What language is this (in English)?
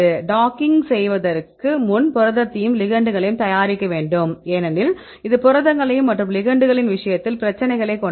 Tamil